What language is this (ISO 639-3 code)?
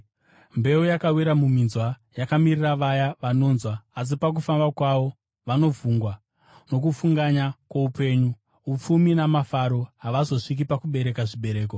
sna